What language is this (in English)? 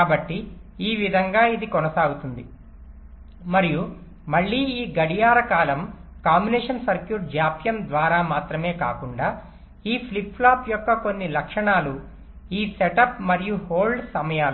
Telugu